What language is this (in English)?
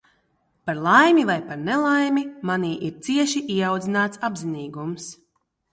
Latvian